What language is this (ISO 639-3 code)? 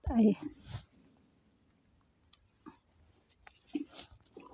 mar